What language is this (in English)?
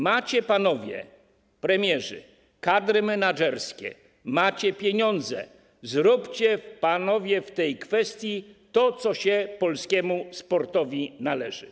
Polish